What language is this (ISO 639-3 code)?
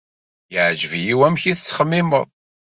kab